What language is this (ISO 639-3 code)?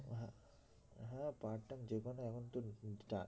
ben